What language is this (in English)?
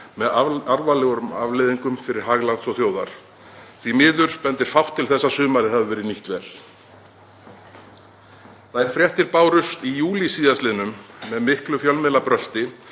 Icelandic